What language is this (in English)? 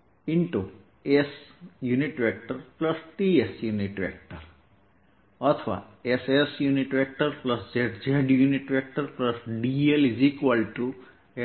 Gujarati